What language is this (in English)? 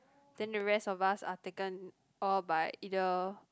English